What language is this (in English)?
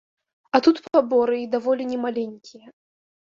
Belarusian